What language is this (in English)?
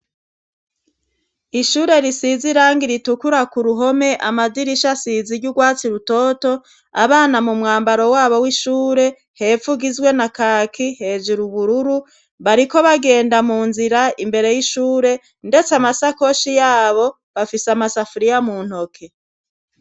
Rundi